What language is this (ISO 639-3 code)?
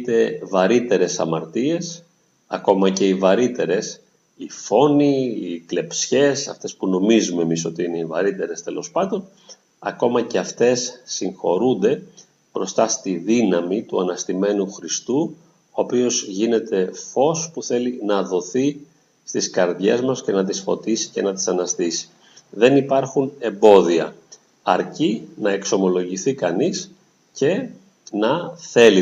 ell